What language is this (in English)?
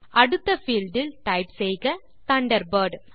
Tamil